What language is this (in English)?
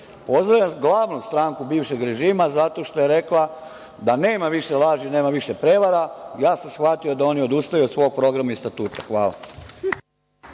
Serbian